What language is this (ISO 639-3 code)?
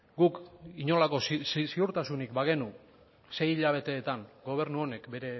eus